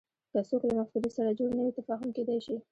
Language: Pashto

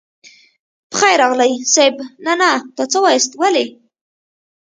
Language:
Pashto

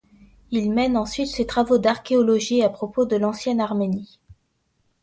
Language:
French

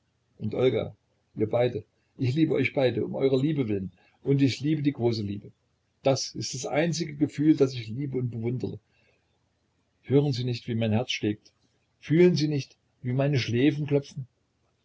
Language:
German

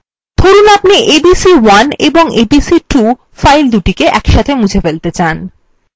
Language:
Bangla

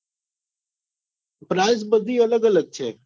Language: Gujarati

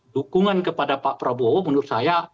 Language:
Indonesian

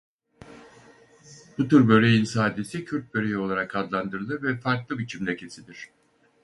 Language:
Turkish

